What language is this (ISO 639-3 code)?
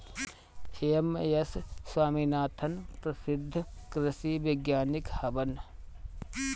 bho